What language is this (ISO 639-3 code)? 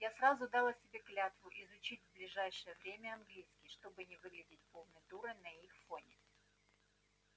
rus